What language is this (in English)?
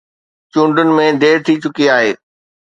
Sindhi